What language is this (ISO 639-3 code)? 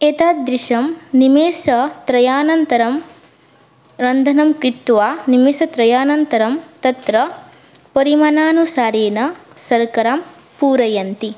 san